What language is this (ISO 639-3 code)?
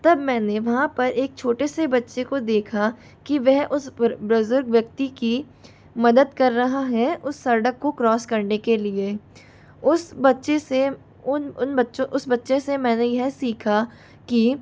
hin